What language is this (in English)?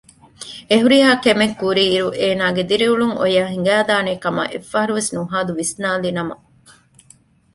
Divehi